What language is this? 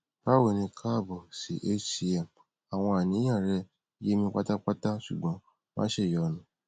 Yoruba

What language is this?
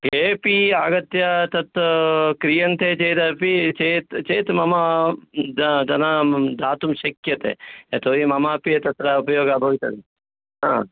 Sanskrit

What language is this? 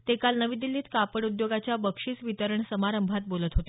Marathi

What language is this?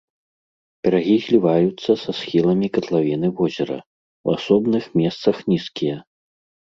Belarusian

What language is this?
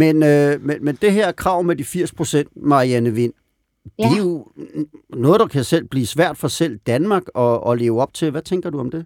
Danish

